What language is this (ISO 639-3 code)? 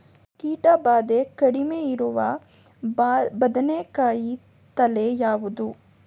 kan